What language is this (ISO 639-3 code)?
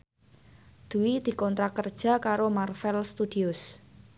jav